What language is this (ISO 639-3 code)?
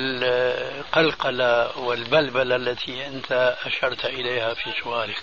ara